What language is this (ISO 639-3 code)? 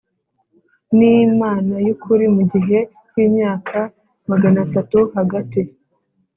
kin